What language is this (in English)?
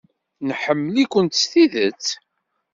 Kabyle